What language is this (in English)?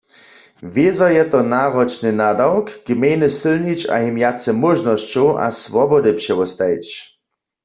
Upper Sorbian